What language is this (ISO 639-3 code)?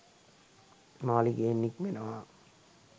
sin